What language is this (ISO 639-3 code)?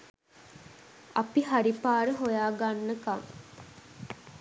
sin